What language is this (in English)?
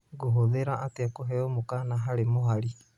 Kikuyu